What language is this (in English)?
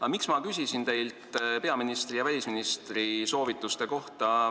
Estonian